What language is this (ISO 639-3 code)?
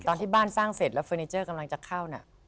tha